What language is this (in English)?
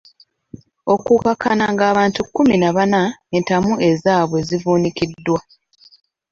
Ganda